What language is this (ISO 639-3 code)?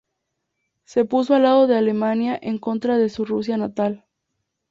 spa